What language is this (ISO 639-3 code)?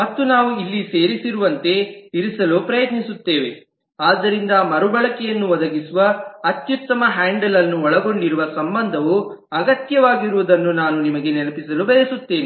kan